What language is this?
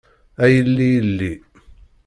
Kabyle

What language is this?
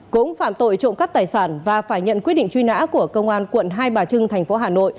Vietnamese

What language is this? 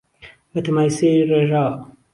Central Kurdish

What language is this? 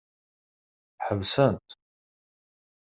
Kabyle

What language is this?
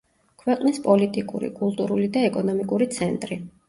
Georgian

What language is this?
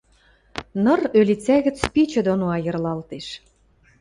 Western Mari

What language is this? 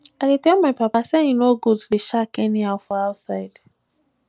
Nigerian Pidgin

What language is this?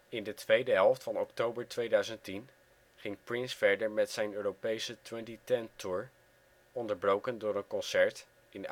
Dutch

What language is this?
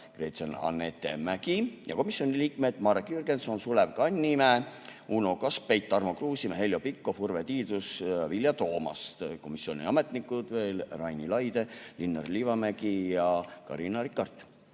Estonian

